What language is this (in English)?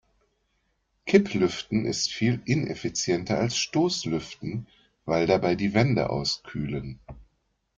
German